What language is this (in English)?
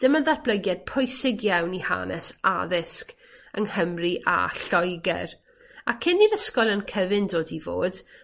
Welsh